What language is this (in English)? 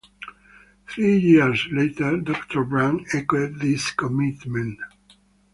English